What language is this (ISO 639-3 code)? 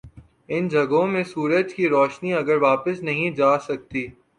urd